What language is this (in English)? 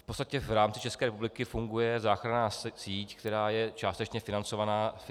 Czech